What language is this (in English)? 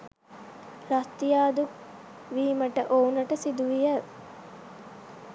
Sinhala